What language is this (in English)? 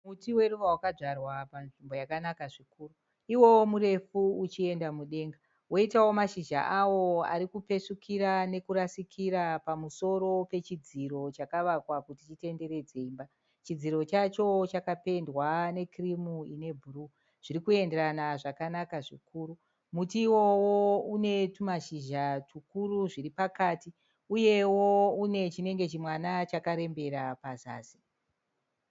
Shona